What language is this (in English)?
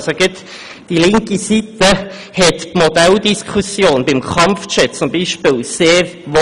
Swiss German